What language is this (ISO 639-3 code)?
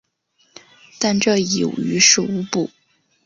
zho